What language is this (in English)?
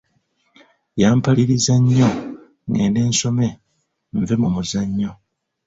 Ganda